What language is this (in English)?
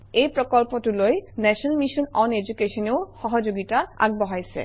Assamese